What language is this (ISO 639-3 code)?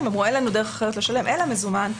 heb